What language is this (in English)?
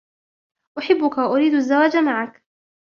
Arabic